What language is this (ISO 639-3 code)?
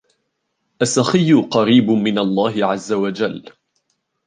ara